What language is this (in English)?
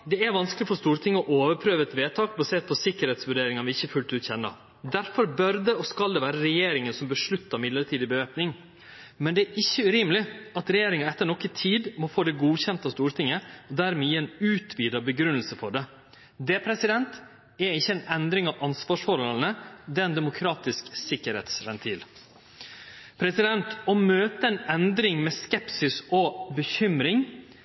Norwegian Nynorsk